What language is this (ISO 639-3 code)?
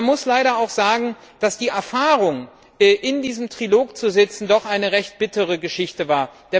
deu